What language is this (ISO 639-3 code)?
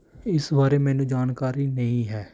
pan